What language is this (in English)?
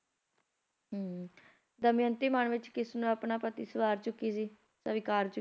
Punjabi